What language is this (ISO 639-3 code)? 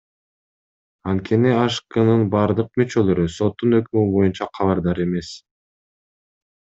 kir